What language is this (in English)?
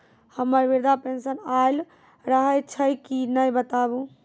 Maithili